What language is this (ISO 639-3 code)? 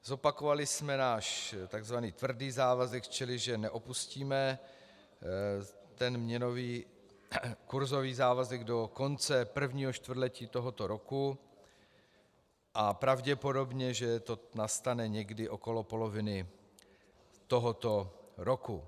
ces